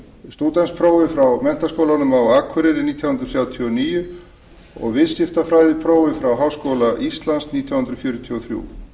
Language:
Icelandic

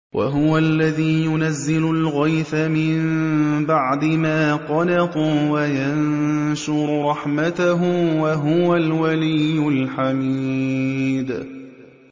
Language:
Arabic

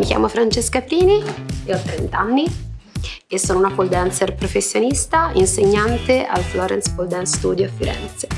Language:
Italian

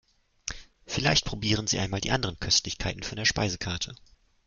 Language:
German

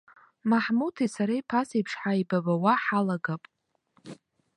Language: Abkhazian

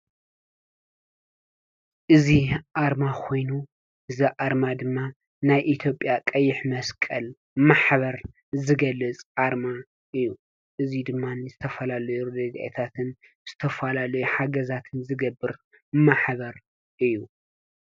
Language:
Tigrinya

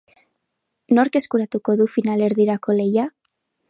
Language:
Basque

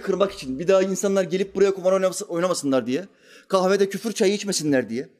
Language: Turkish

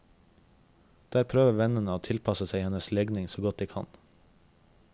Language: Norwegian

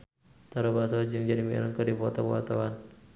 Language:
Sundanese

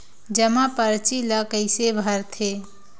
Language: Chhattisgarhi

